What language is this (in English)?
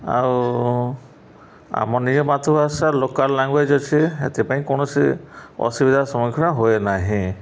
Odia